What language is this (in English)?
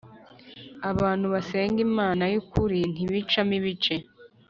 Kinyarwanda